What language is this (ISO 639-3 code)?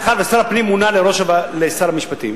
heb